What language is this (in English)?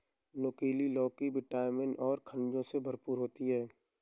Hindi